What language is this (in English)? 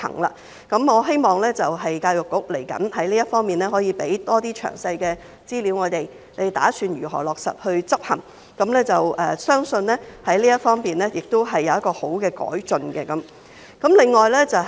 Cantonese